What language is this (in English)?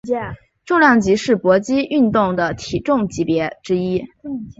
Chinese